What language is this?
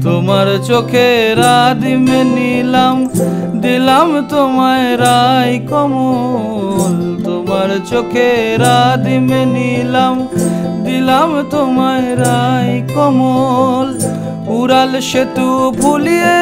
Bangla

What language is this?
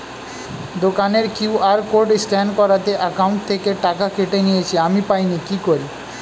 Bangla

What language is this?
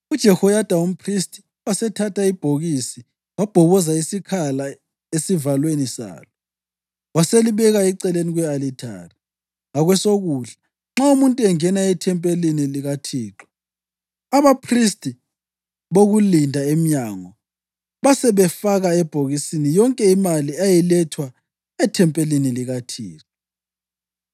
North Ndebele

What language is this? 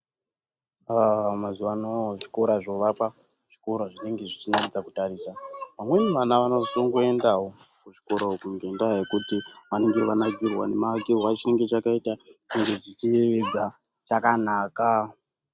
Ndau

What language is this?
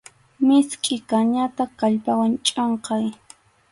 Arequipa-La Unión Quechua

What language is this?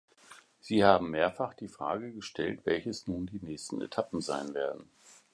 German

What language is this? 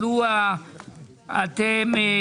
Hebrew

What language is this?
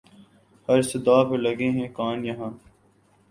Urdu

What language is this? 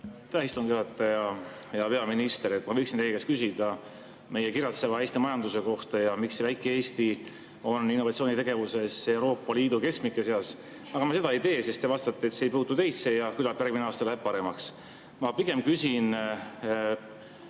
Estonian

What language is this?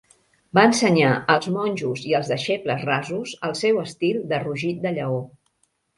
Catalan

